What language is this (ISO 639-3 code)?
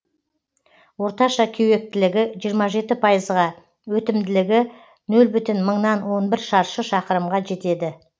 kaz